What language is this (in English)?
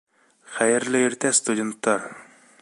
Bashkir